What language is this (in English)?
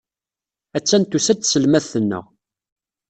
Kabyle